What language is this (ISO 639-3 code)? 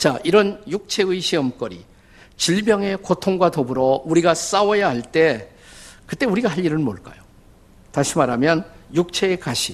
kor